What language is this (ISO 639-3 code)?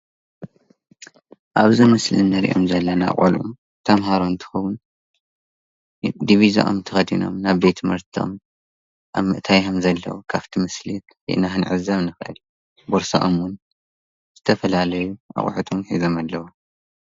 tir